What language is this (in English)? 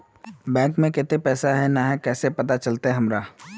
Magahi